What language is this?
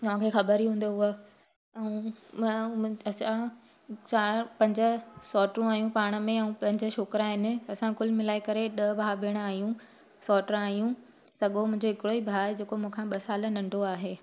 Sindhi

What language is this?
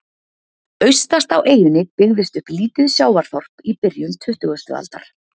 Icelandic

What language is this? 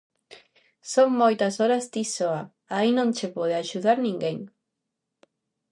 Galician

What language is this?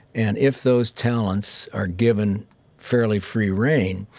English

